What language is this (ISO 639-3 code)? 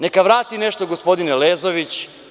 srp